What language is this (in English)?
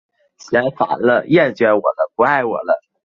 Chinese